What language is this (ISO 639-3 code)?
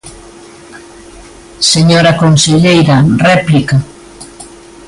glg